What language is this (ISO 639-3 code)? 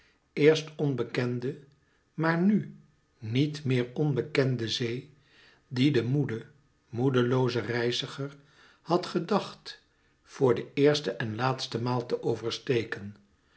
nld